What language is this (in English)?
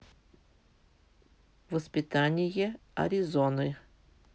Russian